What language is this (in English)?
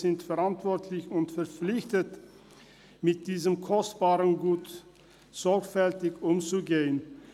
Swiss German